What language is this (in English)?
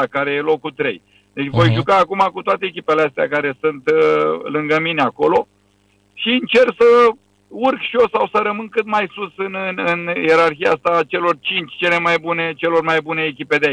Romanian